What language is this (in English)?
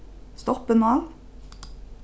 Faroese